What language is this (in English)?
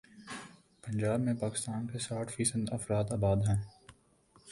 Urdu